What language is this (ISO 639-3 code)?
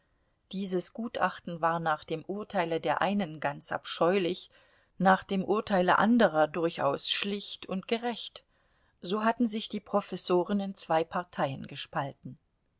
deu